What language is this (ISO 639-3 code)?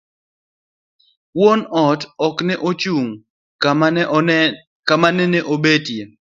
luo